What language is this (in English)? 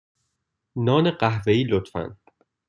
Persian